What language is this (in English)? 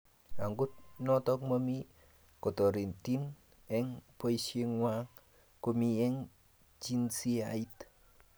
Kalenjin